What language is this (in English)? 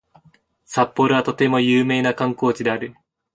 Japanese